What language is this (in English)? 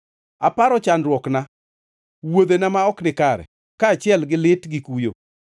Luo (Kenya and Tanzania)